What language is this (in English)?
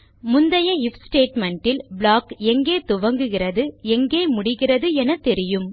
Tamil